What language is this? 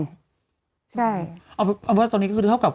Thai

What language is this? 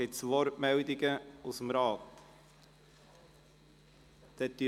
Swiss German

